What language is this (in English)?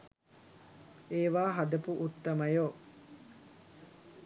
Sinhala